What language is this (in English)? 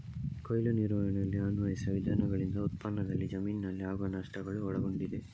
Kannada